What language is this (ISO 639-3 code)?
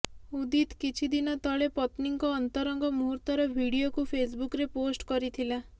ori